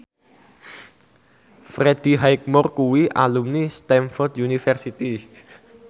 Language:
Javanese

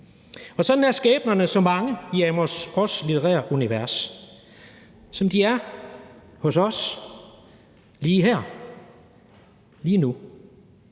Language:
Danish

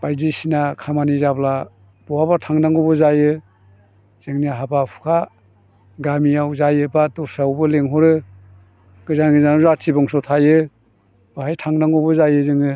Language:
Bodo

